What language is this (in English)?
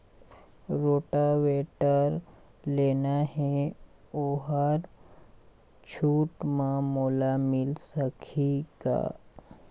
Chhattisgarhi